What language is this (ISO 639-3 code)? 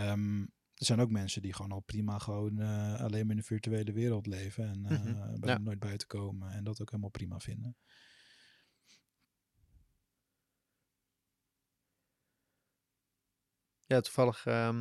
nld